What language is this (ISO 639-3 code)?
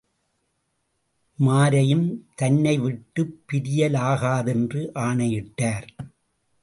tam